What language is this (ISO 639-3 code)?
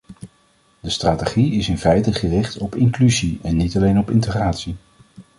nld